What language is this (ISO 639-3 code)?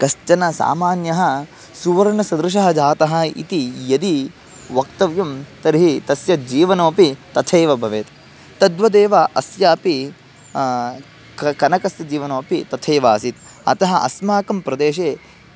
san